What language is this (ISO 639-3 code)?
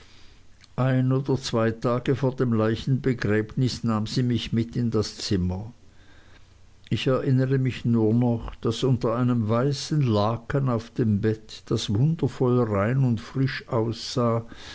deu